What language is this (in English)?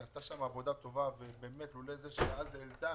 Hebrew